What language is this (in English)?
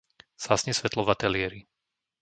Slovak